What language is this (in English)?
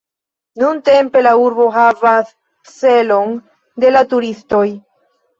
Esperanto